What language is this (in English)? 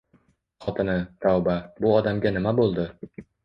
Uzbek